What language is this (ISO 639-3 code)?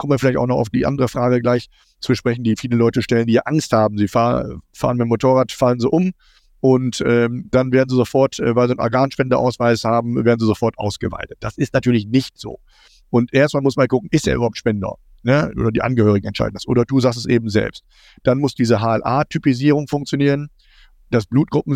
deu